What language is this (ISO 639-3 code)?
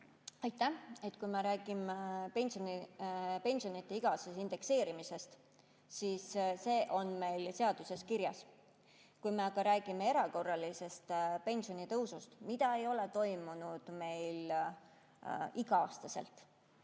est